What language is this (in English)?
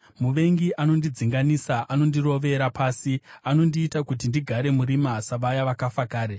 Shona